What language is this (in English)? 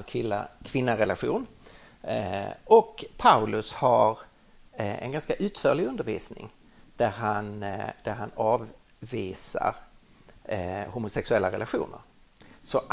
Swedish